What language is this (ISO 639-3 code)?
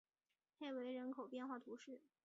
zho